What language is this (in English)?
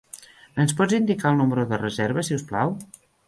Catalan